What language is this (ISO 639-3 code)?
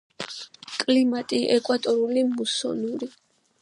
kat